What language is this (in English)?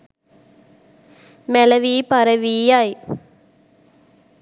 Sinhala